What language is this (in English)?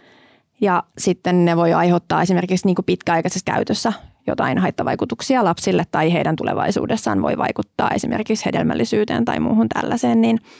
Finnish